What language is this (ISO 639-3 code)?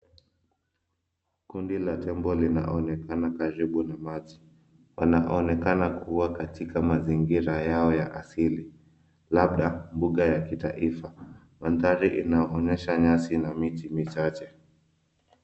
swa